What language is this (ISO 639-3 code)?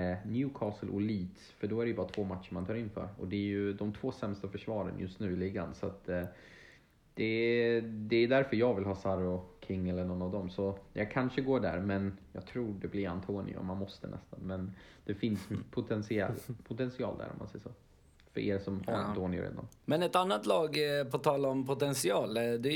swe